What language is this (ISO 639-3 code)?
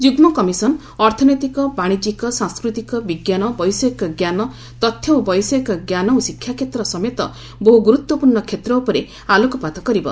ori